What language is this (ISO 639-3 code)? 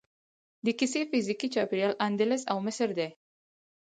pus